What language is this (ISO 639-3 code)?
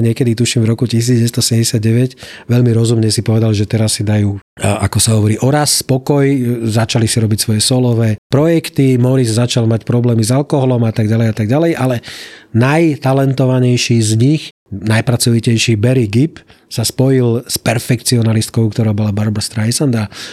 slk